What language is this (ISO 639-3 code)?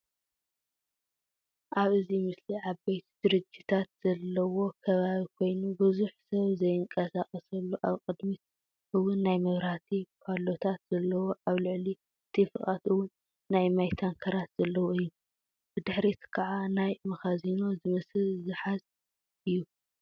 tir